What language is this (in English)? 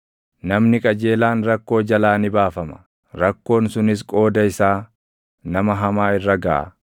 Oromo